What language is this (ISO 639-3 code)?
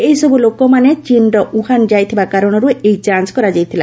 ori